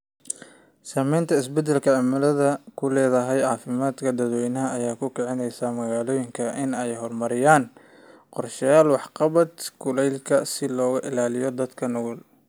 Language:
Somali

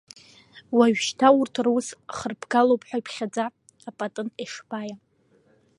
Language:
Abkhazian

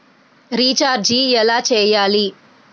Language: Telugu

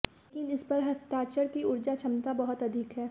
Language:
Hindi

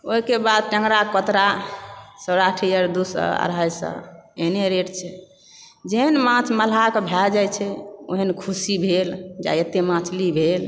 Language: Maithili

